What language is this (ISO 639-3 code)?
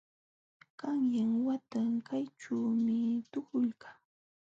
qxw